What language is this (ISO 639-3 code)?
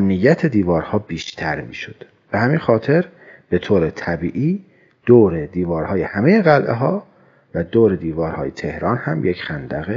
fas